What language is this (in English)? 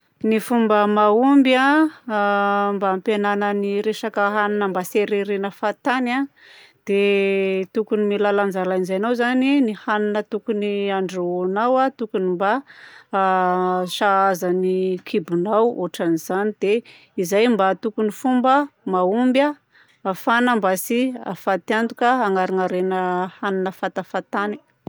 Southern Betsimisaraka Malagasy